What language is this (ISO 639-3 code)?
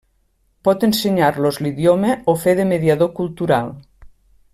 cat